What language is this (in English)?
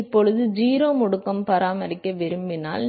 Tamil